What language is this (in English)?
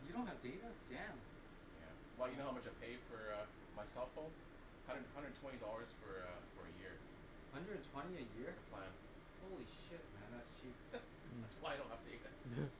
English